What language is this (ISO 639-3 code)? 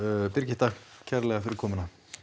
isl